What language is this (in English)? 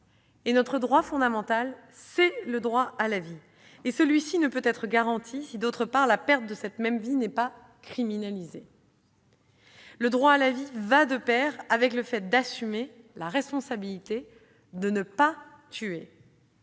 French